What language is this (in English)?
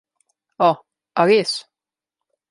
Slovenian